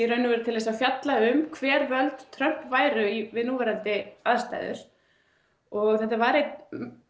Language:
Icelandic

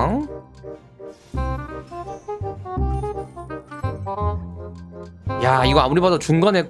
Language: Korean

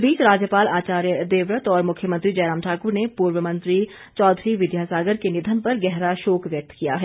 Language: Hindi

